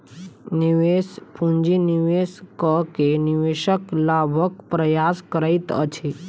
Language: Maithili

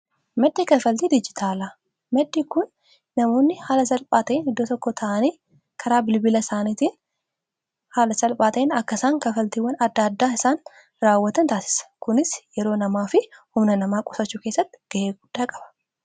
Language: Oromo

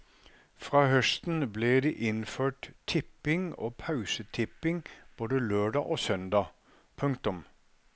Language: Norwegian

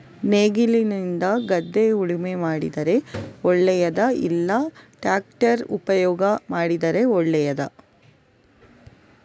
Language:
Kannada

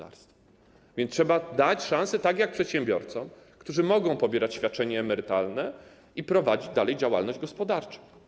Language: Polish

